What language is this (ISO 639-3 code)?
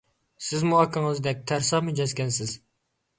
uig